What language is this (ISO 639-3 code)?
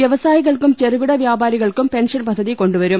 mal